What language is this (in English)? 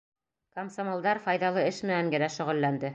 Bashkir